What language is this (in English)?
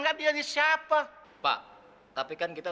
Indonesian